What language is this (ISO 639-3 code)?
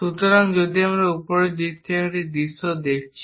ben